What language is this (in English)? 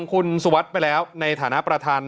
Thai